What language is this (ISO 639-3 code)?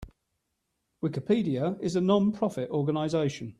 eng